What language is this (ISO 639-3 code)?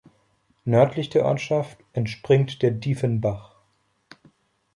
deu